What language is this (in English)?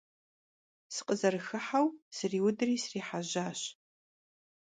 Kabardian